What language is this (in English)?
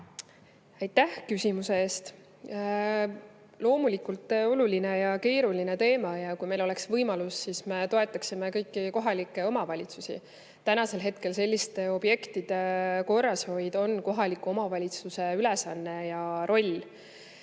Estonian